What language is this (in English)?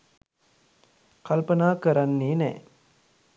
Sinhala